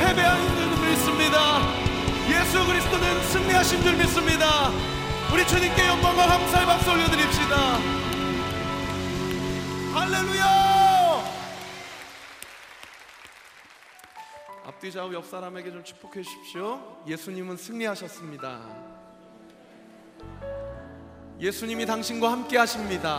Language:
Korean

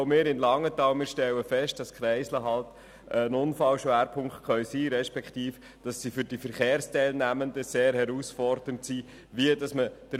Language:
Swiss German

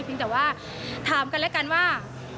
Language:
Thai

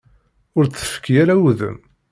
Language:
Kabyle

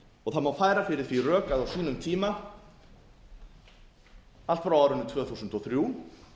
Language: Icelandic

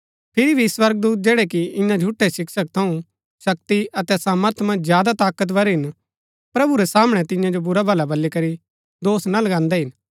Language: Gaddi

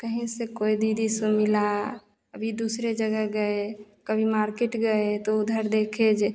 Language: Hindi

